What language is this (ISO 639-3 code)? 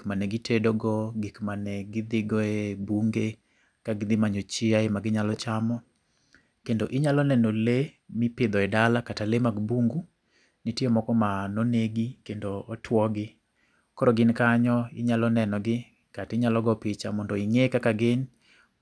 luo